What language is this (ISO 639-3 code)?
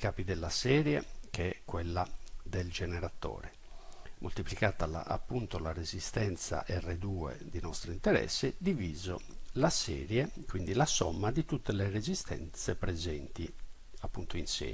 ita